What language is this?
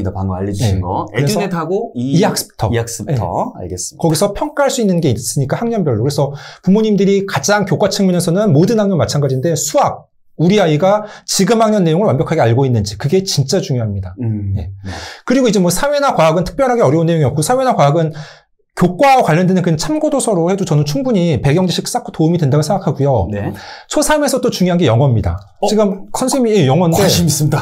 Korean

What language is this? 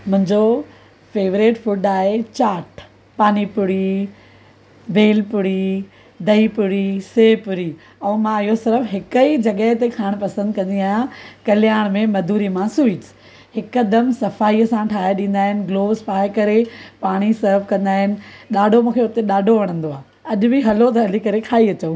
Sindhi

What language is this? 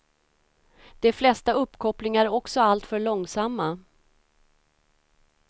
Swedish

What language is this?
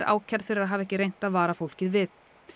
Icelandic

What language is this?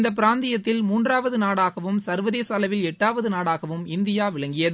Tamil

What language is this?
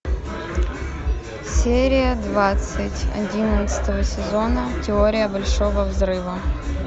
Russian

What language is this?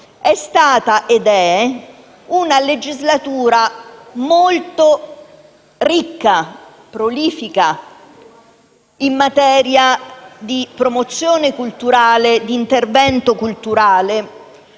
Italian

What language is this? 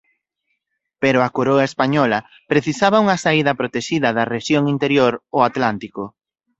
Galician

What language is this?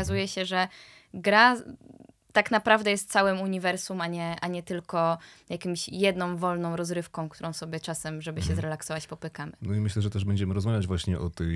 Polish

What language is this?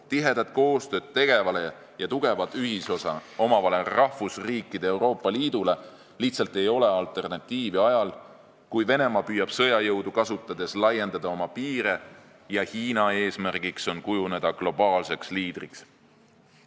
Estonian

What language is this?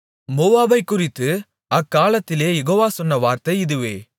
Tamil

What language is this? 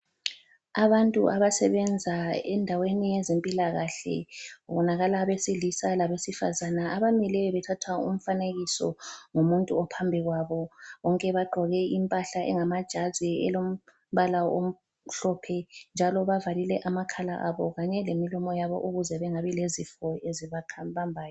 North Ndebele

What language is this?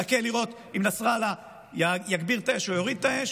Hebrew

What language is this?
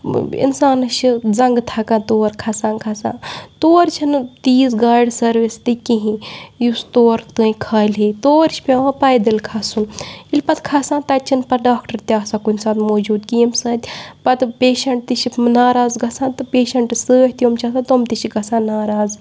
Kashmiri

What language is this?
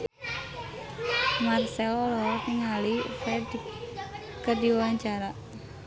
Sundanese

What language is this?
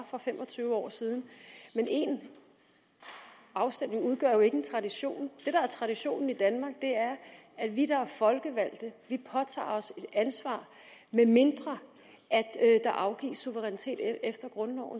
Danish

